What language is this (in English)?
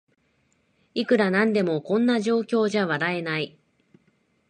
Japanese